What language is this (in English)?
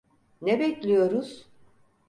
Turkish